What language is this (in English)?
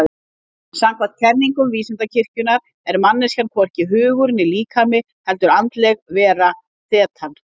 Icelandic